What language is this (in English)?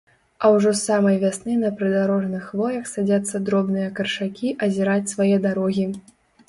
Belarusian